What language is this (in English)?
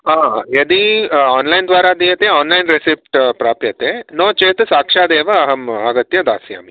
Sanskrit